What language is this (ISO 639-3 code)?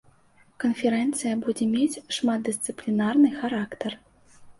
bel